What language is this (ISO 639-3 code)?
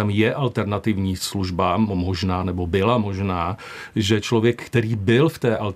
ces